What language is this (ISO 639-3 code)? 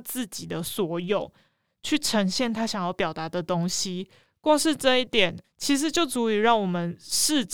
zho